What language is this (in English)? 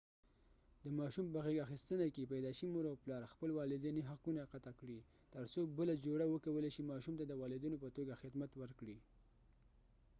Pashto